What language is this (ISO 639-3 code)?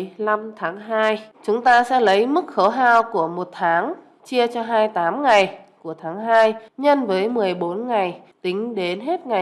vie